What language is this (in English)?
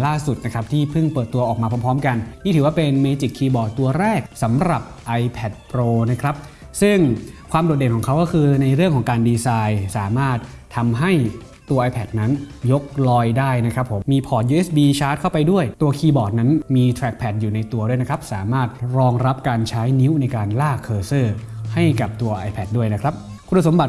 Thai